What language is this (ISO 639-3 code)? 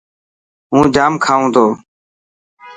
mki